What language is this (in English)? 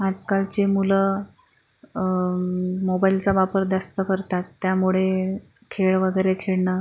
Marathi